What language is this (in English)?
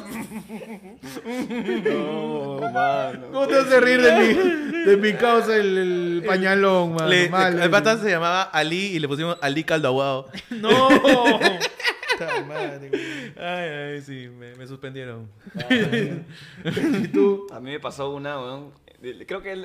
Spanish